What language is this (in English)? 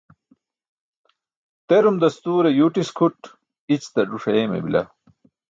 Burushaski